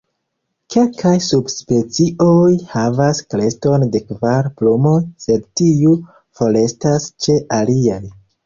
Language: Esperanto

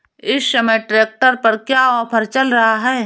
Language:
Hindi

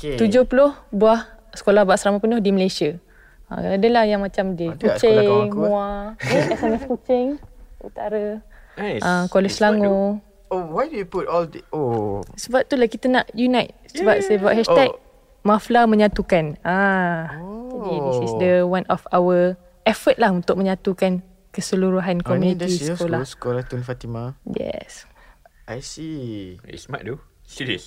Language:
Malay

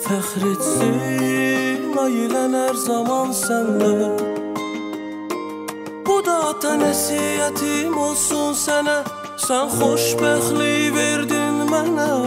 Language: Arabic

